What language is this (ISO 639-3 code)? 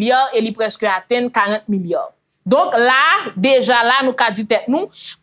fra